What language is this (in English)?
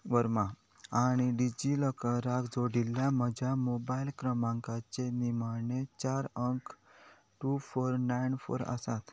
Konkani